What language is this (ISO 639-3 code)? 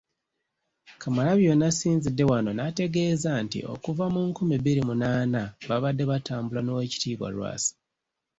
lug